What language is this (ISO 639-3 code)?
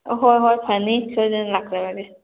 mni